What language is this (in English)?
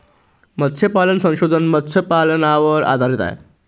Marathi